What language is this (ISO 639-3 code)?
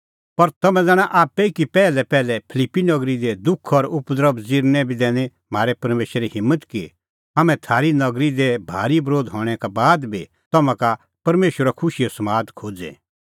kfx